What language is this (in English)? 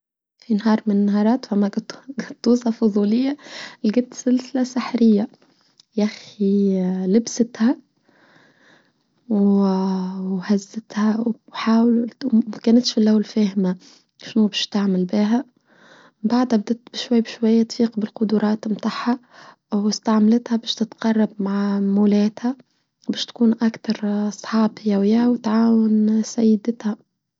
Tunisian Arabic